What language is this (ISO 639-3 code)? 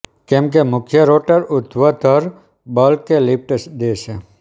guj